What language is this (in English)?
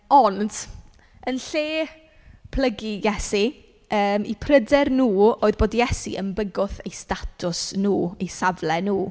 Welsh